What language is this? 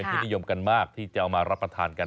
Thai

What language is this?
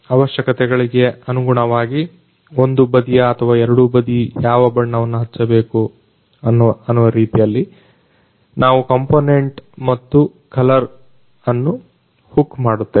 Kannada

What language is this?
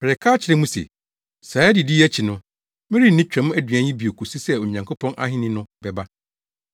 Akan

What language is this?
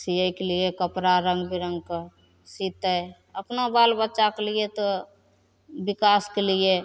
Maithili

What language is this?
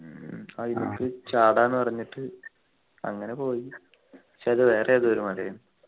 Malayalam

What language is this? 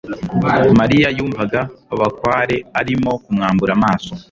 Kinyarwanda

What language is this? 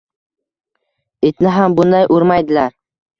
Uzbek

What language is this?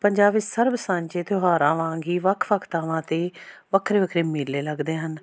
Punjabi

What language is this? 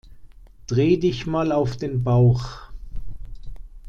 German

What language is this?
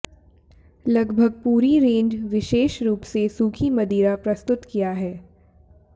Hindi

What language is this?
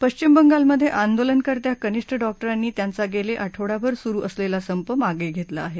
Marathi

